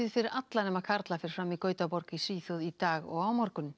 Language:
Icelandic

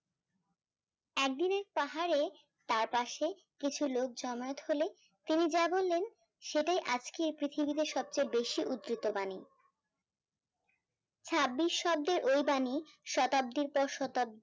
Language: Bangla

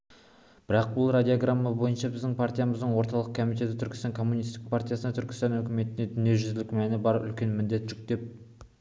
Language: Kazakh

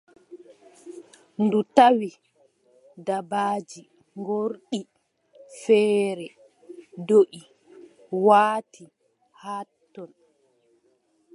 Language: Adamawa Fulfulde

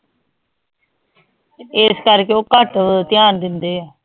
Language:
Punjabi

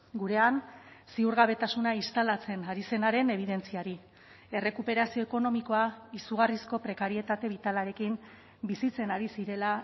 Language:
Basque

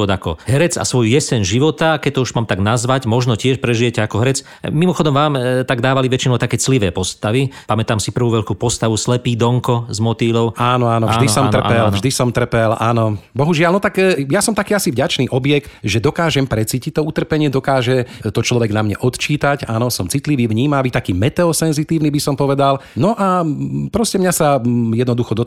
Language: Slovak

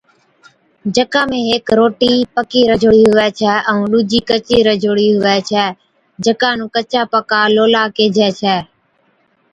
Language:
Od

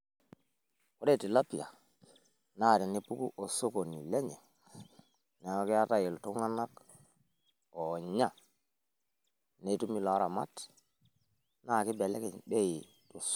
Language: Masai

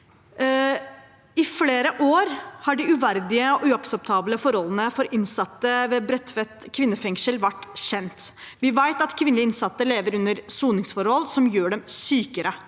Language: Norwegian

